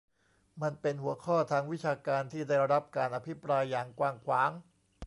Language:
Thai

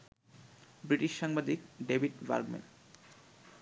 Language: Bangla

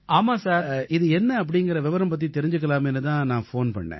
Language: Tamil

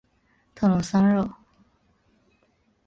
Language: Chinese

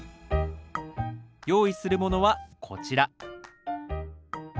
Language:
Japanese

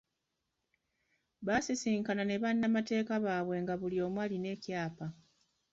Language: Ganda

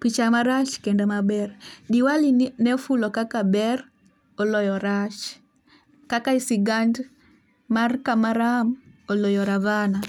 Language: Luo (Kenya and Tanzania)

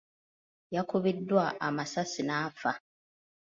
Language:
Ganda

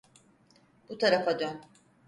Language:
Turkish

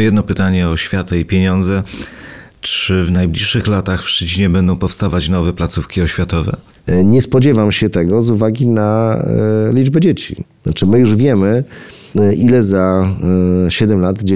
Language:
Polish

